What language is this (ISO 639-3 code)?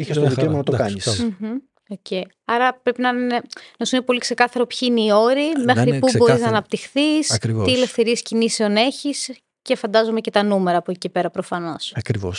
ell